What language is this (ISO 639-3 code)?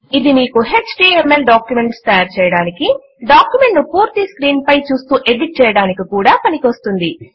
tel